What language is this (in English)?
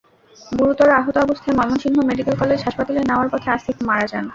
Bangla